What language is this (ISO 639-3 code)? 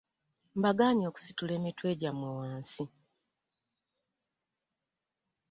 lug